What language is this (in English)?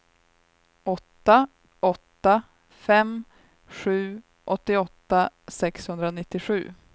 Swedish